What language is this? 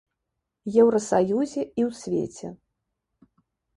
Belarusian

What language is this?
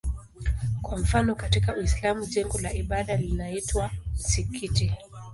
Swahili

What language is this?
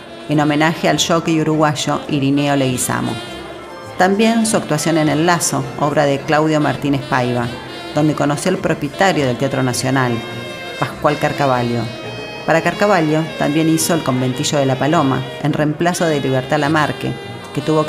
Spanish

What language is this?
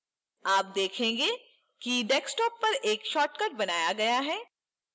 Hindi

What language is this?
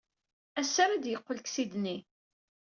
Kabyle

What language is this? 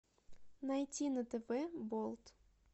Russian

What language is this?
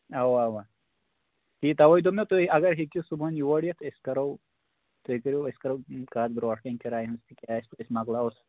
Kashmiri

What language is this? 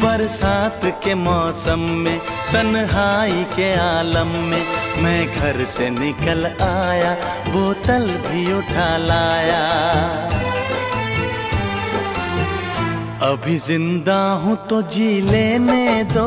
Hindi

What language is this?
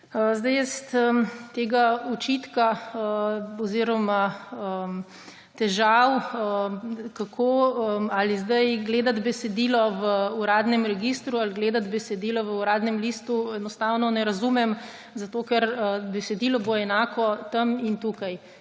Slovenian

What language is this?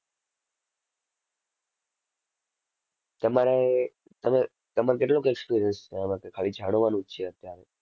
Gujarati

